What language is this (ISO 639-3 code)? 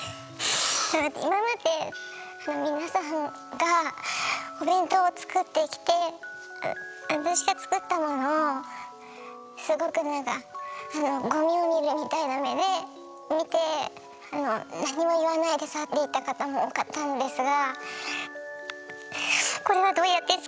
jpn